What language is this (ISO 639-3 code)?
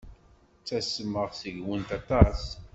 kab